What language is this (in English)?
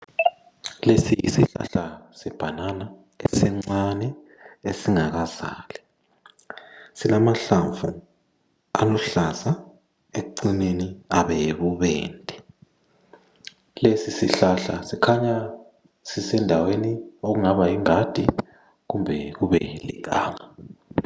North Ndebele